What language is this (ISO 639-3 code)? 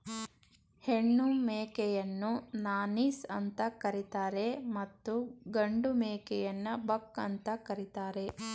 kan